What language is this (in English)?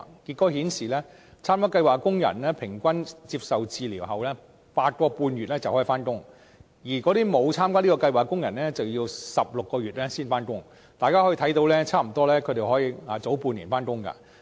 Cantonese